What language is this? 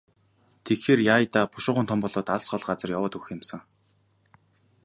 Mongolian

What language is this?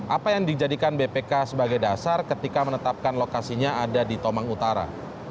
Indonesian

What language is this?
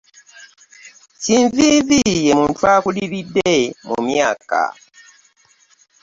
Ganda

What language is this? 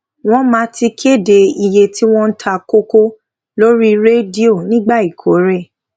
Yoruba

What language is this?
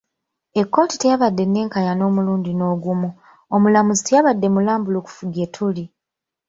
Ganda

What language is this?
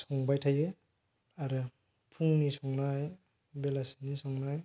Bodo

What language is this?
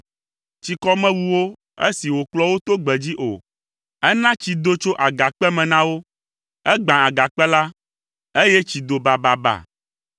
Ewe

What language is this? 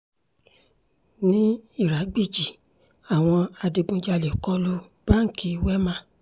Yoruba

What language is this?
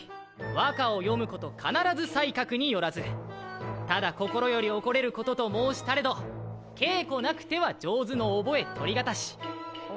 Japanese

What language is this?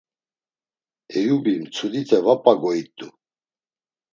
Laz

